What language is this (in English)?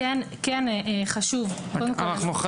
Hebrew